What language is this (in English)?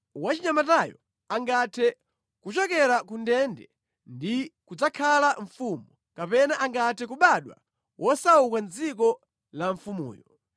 Nyanja